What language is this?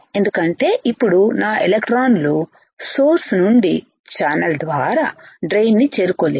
Telugu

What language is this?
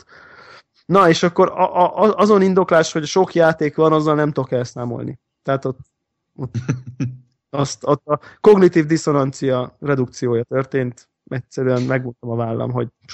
Hungarian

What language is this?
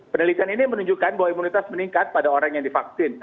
Indonesian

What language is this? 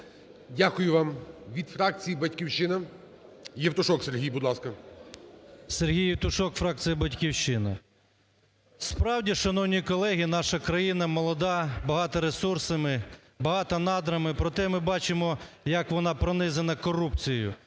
Ukrainian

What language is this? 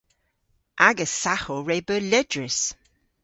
Cornish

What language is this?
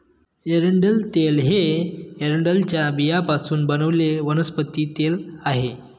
Marathi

